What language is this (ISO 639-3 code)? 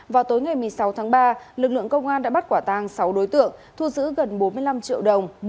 vie